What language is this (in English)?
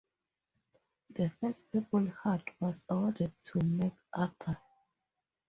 English